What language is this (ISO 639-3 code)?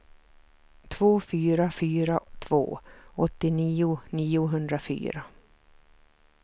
swe